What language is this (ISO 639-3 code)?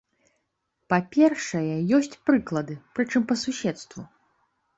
bel